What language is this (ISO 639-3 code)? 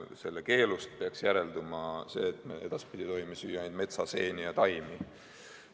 est